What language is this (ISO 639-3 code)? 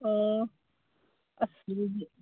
mni